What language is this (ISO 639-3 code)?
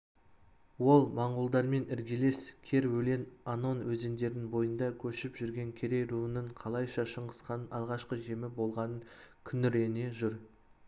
kaz